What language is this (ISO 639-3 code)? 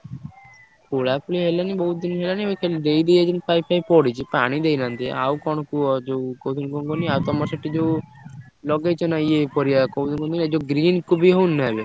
ori